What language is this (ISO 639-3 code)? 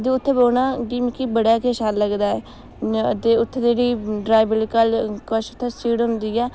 doi